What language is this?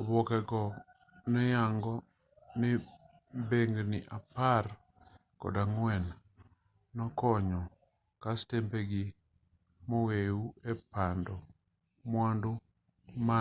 Luo (Kenya and Tanzania)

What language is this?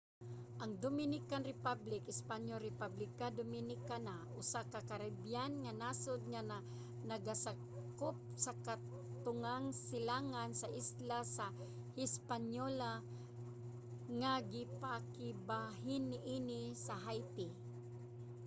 Cebuano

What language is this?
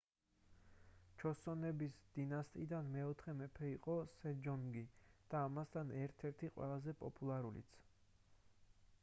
Georgian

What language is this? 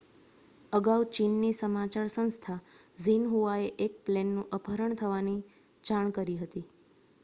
Gujarati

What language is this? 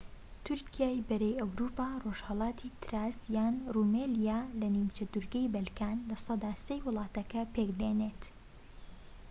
Central Kurdish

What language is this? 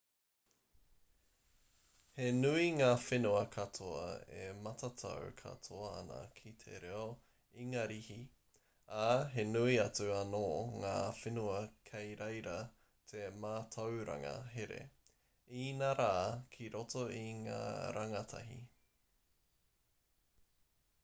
Māori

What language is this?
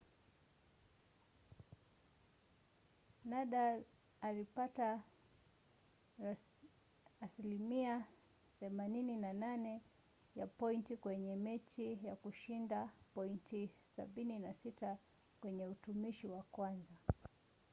Swahili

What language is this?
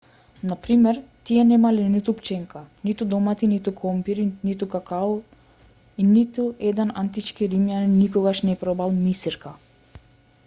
Macedonian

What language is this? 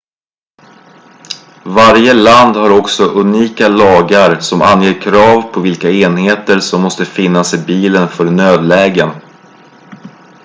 Swedish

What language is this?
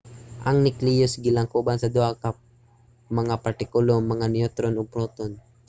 Cebuano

